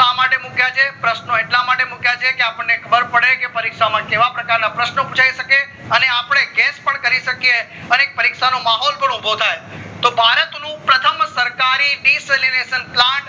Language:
Gujarati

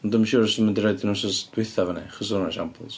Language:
Welsh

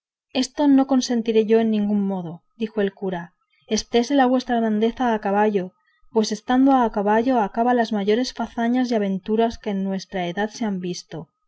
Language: Spanish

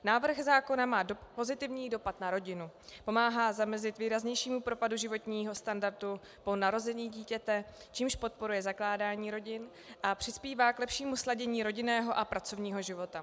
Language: Czech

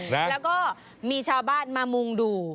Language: Thai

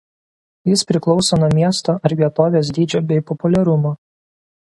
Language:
Lithuanian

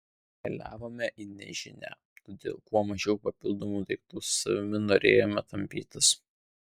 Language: Lithuanian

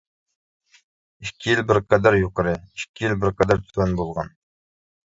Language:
Uyghur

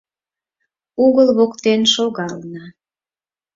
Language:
Mari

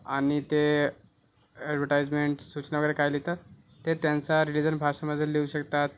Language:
Marathi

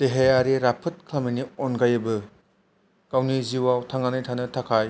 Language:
Bodo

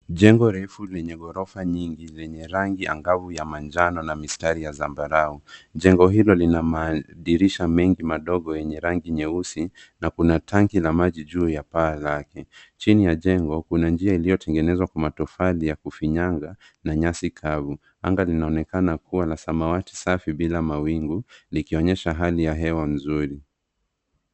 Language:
Swahili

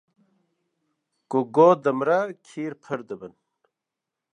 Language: Kurdish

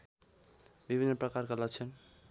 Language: Nepali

